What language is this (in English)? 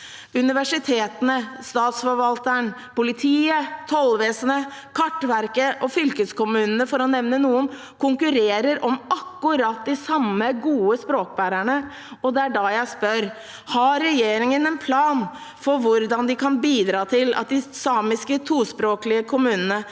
Norwegian